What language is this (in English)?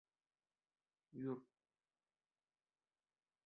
Uzbek